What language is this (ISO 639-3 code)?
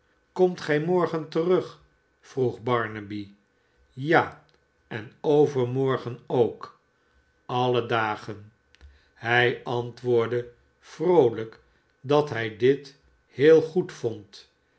nld